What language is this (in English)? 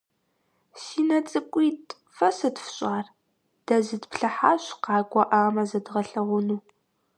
Kabardian